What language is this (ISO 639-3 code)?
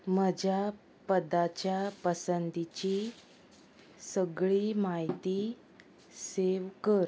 kok